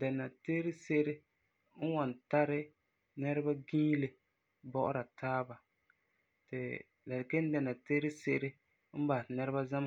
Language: Frafra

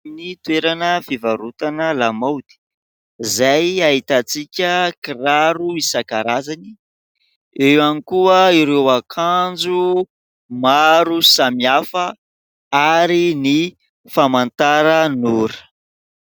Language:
Malagasy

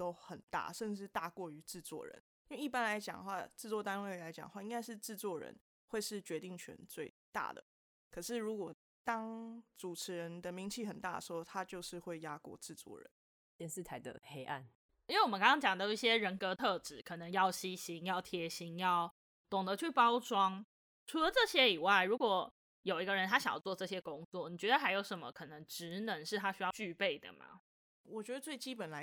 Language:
Chinese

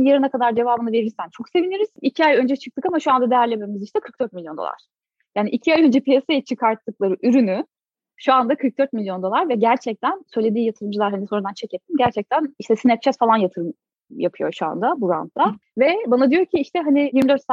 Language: Turkish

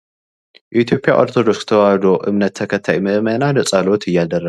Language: Amharic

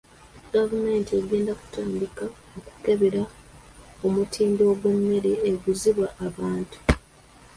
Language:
Ganda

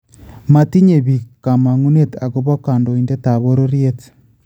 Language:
Kalenjin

